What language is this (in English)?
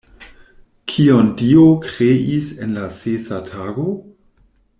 Esperanto